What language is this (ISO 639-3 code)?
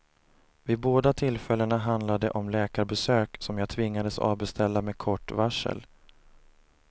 swe